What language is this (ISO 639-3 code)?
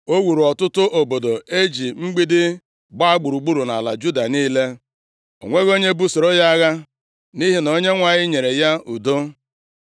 ibo